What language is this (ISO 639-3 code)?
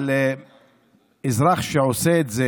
heb